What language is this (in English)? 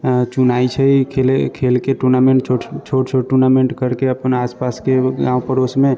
Maithili